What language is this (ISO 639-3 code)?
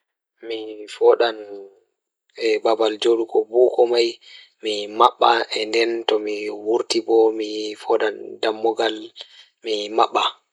ful